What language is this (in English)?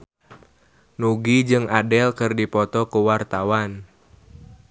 Sundanese